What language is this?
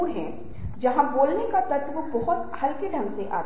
Hindi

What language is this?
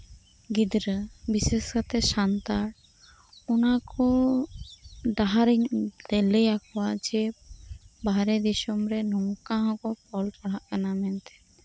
Santali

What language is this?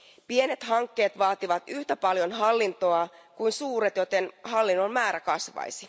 Finnish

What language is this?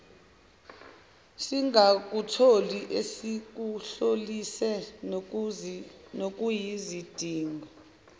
Zulu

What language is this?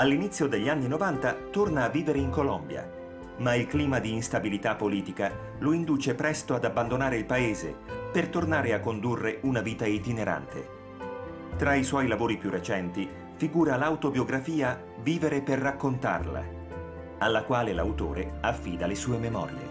Italian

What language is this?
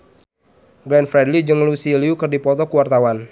Sundanese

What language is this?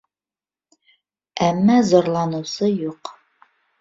Bashkir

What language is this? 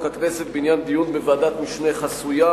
Hebrew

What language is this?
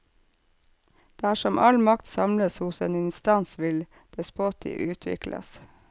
Norwegian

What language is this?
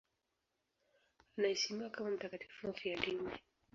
Swahili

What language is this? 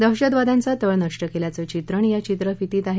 Marathi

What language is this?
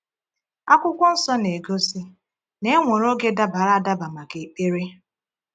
Igbo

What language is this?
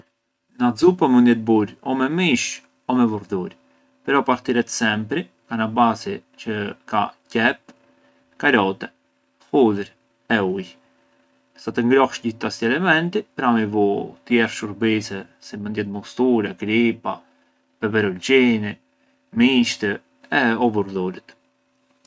Arbëreshë Albanian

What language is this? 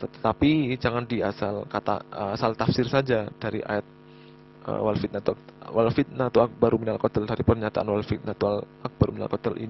Indonesian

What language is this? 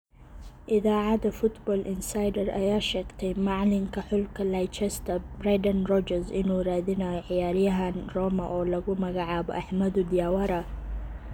Somali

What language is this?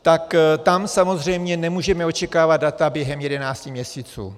Czech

